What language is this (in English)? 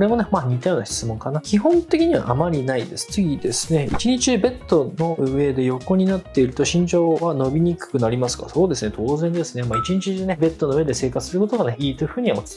Japanese